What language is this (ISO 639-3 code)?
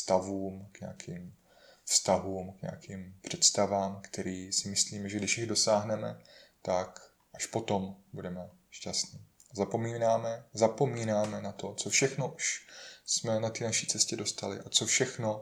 ces